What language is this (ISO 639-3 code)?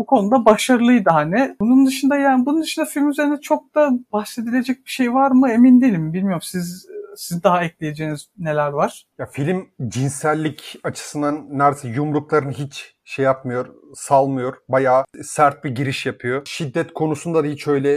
tur